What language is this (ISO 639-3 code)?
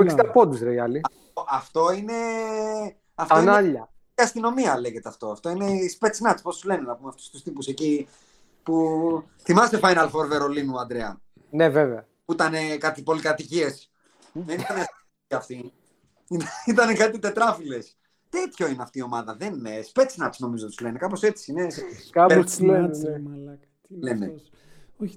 ell